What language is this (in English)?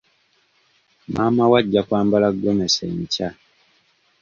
Ganda